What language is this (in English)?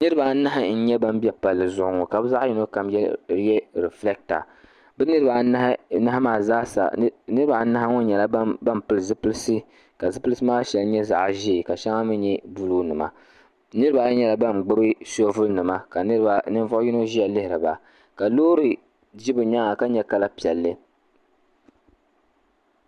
Dagbani